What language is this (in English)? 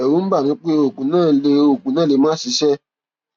Yoruba